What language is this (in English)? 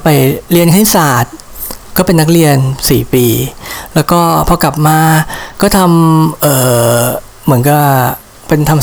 Thai